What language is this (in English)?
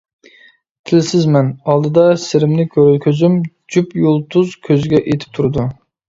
Uyghur